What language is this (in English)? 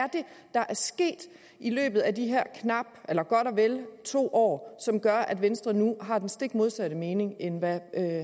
Danish